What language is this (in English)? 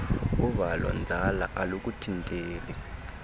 Xhosa